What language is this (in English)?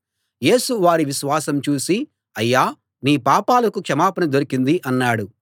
Telugu